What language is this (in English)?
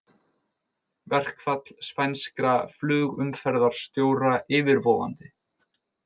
Icelandic